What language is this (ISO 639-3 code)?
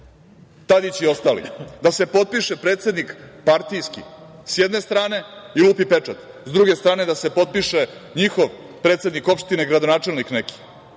srp